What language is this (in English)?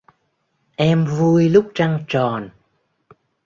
Vietnamese